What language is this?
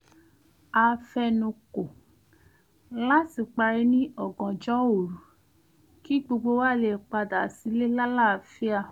Yoruba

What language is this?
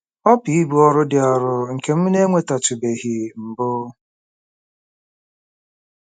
Igbo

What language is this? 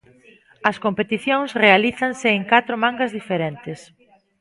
Galician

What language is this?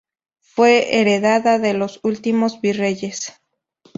Spanish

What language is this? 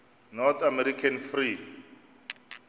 Xhosa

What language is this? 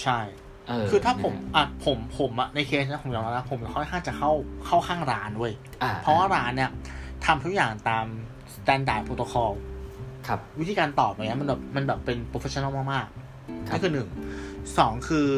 Thai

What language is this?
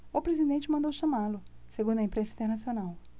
Portuguese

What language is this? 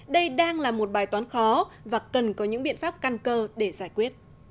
Vietnamese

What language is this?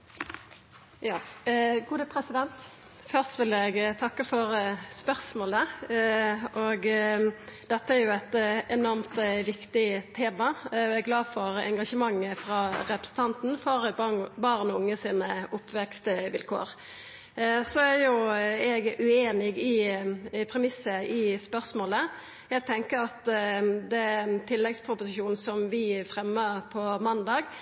Norwegian Nynorsk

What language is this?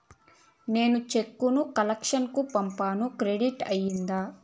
Telugu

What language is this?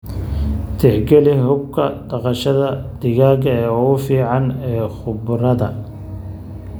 Somali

